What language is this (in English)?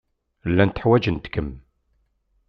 Kabyle